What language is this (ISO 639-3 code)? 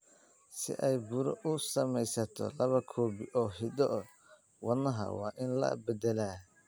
som